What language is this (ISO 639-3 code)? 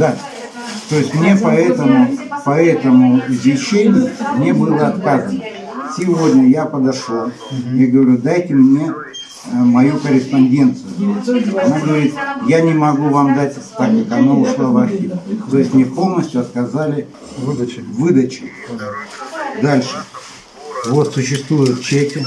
rus